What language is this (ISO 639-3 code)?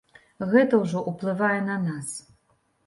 bel